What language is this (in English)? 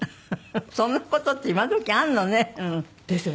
Japanese